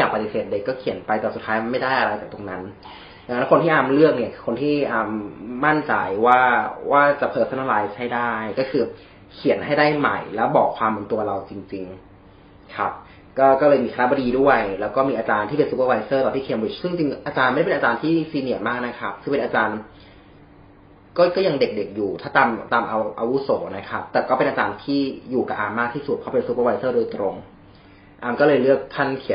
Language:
Thai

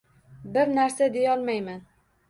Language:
Uzbek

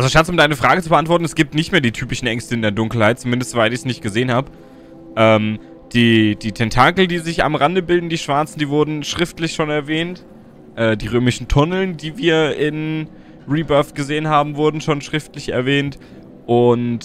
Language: German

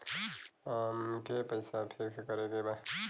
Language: Bhojpuri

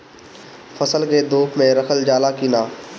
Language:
Bhojpuri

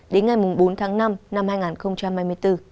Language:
Vietnamese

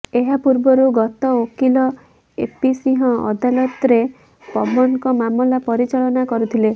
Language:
Odia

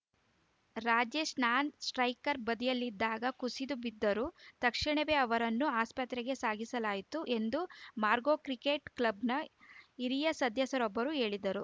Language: Kannada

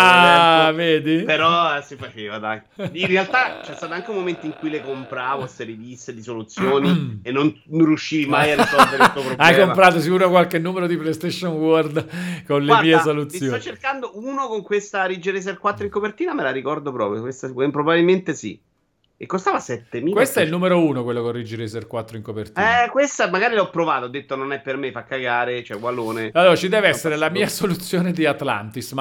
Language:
Italian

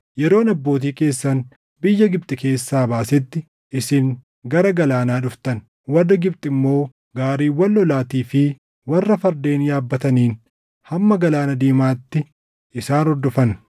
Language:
Oromo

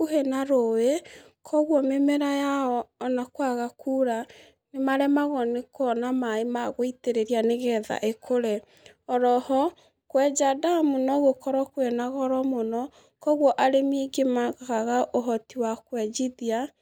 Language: Kikuyu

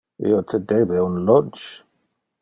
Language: Interlingua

